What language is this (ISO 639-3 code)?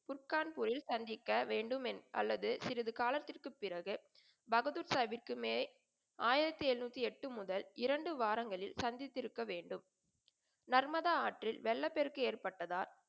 tam